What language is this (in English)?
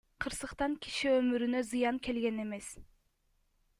Kyrgyz